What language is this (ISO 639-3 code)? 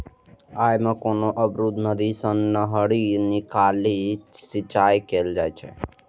mai